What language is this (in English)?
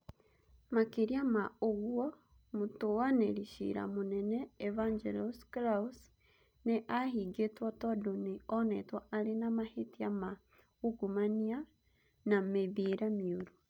Kikuyu